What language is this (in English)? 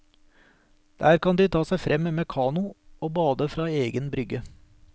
Norwegian